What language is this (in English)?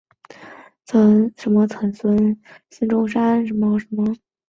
Chinese